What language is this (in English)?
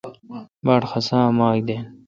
Kalkoti